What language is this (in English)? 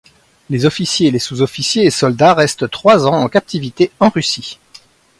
French